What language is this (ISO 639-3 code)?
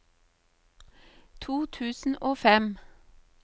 nor